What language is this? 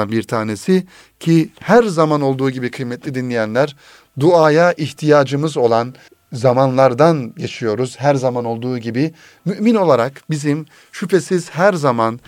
Turkish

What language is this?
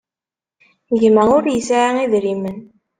Kabyle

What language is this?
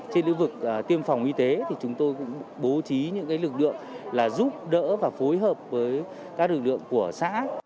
Vietnamese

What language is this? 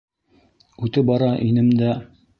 Bashkir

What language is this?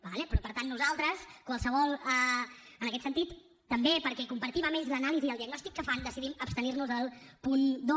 Catalan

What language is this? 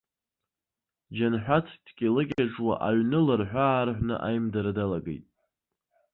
Abkhazian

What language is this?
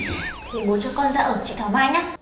Vietnamese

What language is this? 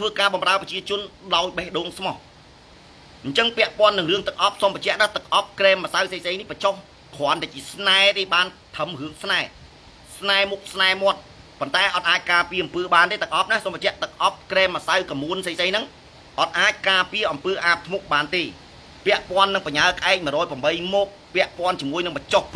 Thai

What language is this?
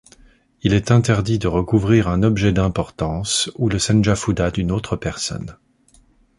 French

